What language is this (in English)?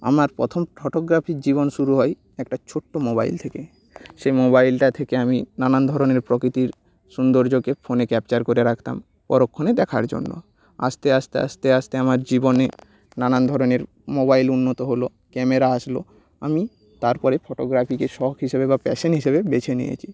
Bangla